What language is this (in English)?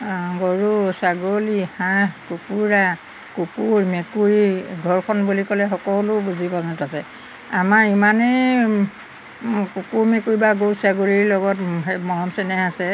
Assamese